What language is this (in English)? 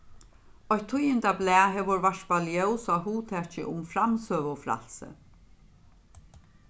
Faroese